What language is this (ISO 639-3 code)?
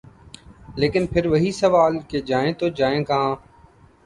urd